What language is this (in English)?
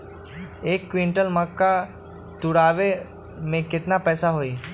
Magahi